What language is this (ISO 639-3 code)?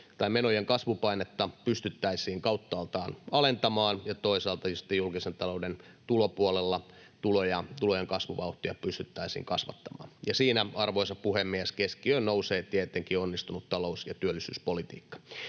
fin